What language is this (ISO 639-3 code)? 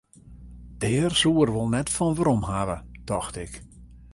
fry